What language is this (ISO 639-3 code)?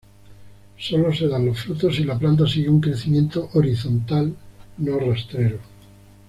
spa